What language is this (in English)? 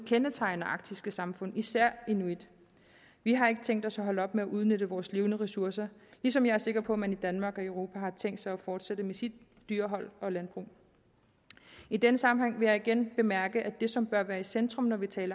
Danish